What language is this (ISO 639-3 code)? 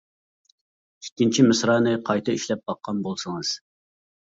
uig